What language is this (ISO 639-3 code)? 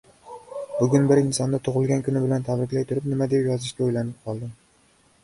uzb